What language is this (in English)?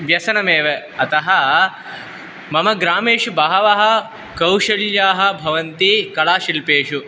Sanskrit